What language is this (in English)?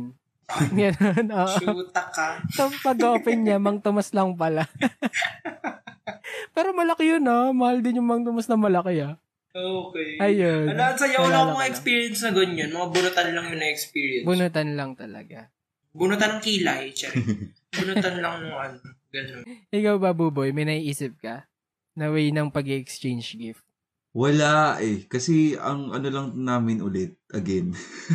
Filipino